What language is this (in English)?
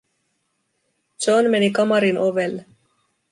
Finnish